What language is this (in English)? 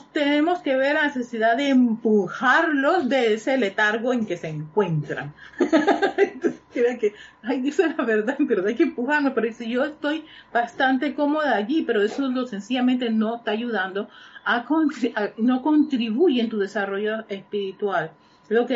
Spanish